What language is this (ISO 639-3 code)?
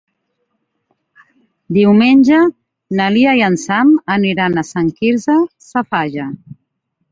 cat